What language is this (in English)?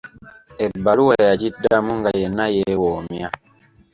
Ganda